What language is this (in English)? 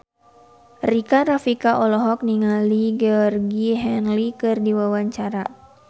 Sundanese